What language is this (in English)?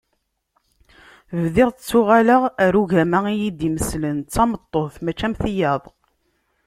Kabyle